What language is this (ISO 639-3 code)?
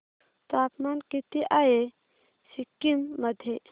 mar